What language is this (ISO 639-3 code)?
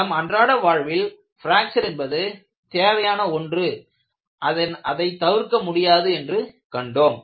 tam